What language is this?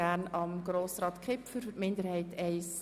Swiss German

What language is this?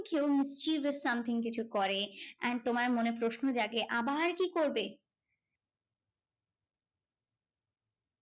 Bangla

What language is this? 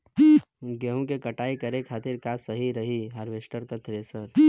Bhojpuri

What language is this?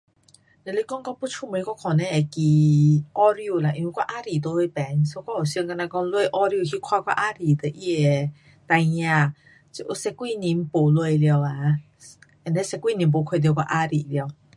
Pu-Xian Chinese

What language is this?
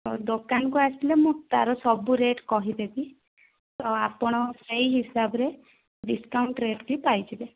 Odia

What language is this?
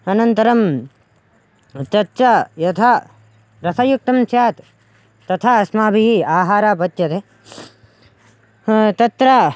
Sanskrit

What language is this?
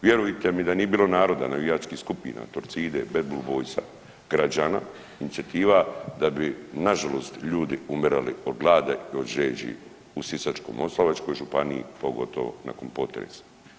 Croatian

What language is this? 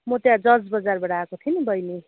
Nepali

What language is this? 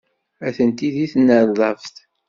Kabyle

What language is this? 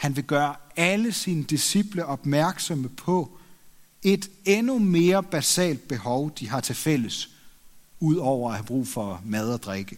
Danish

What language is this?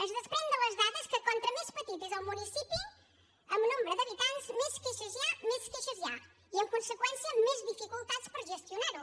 Catalan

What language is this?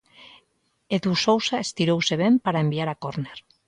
Galician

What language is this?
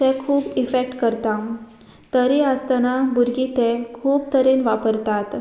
Konkani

